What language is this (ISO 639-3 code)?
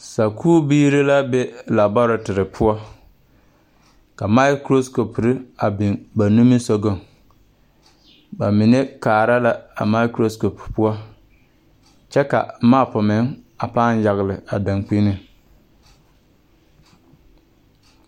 dga